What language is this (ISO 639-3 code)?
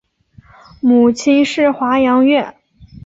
zho